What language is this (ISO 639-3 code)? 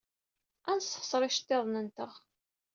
kab